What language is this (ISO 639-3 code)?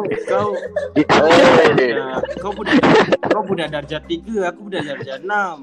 msa